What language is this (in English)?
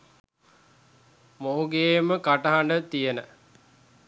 Sinhala